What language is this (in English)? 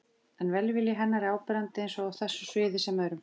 Icelandic